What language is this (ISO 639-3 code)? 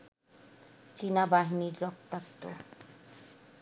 ben